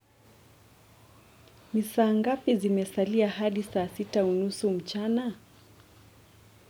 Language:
Kikuyu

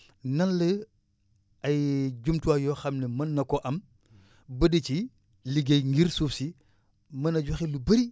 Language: Wolof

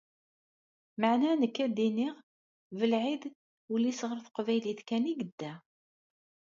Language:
Kabyle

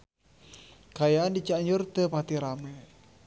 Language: Sundanese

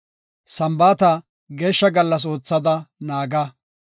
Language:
Gofa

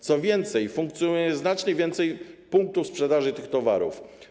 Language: Polish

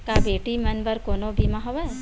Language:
Chhattisgarhi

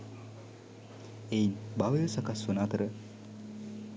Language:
Sinhala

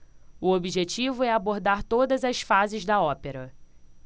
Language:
Portuguese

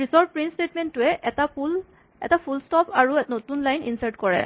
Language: Assamese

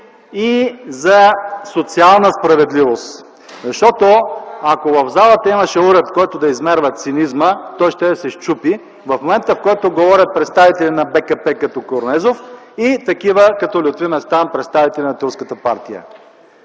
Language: Bulgarian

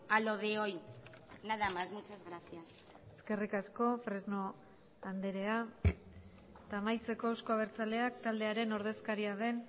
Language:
Basque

